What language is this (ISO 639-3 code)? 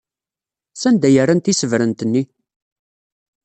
kab